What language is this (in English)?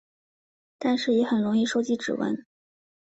Chinese